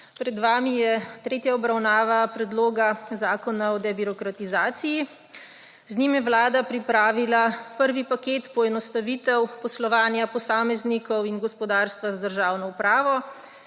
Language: Slovenian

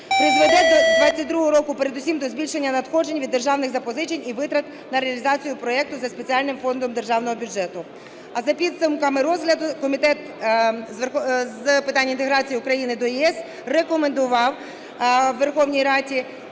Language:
Ukrainian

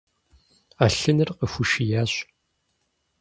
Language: Kabardian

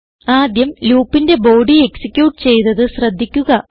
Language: Malayalam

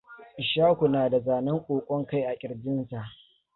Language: Hausa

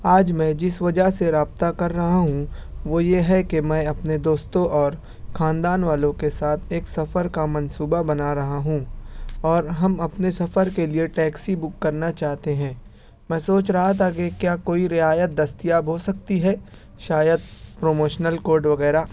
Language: Urdu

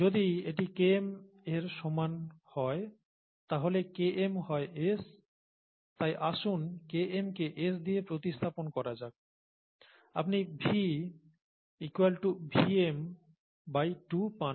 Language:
Bangla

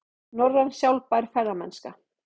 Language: Icelandic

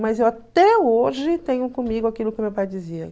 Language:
Portuguese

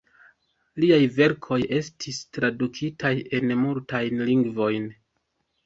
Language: Esperanto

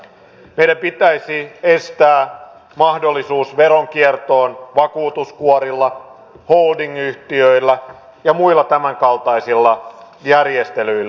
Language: Finnish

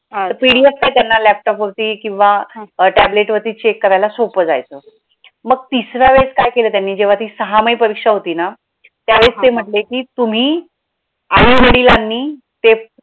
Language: Marathi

